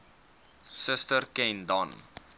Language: Afrikaans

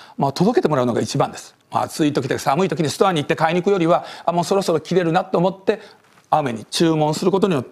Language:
Japanese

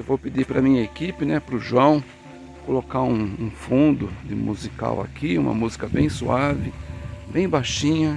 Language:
Portuguese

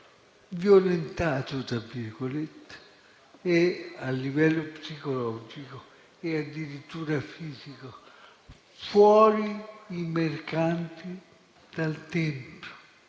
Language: Italian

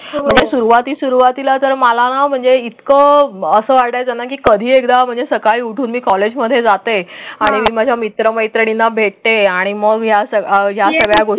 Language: Marathi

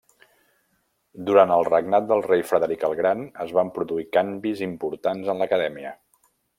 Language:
Catalan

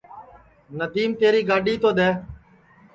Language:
Sansi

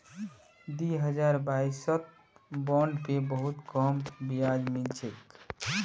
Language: Magahi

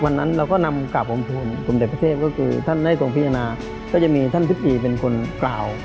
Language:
Thai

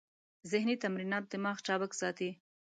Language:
Pashto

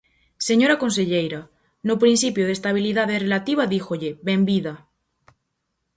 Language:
Galician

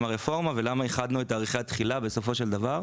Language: Hebrew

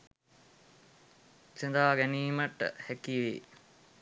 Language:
Sinhala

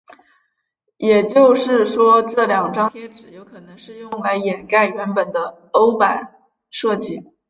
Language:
Chinese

